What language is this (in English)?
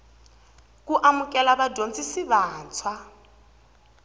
Tsonga